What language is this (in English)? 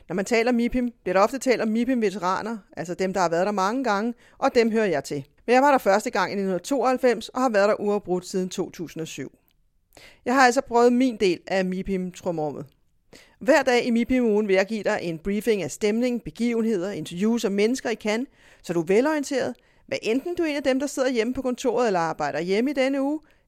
Danish